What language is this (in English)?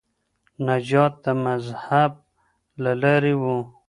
Pashto